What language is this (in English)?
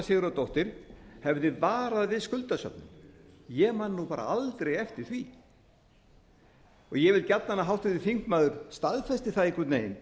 Icelandic